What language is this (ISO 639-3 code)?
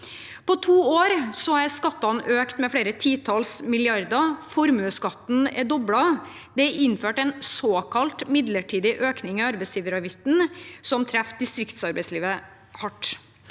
nor